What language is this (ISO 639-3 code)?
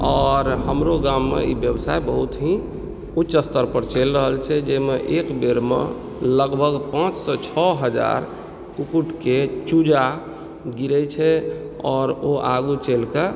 mai